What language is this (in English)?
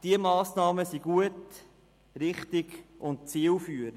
Swiss German